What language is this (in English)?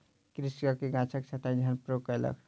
Maithili